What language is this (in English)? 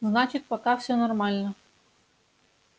Russian